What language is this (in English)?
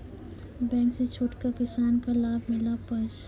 Maithili